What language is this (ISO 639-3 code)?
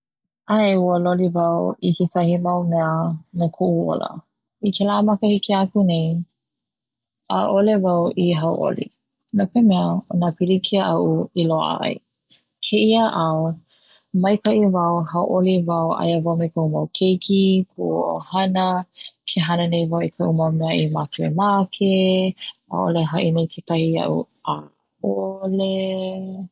haw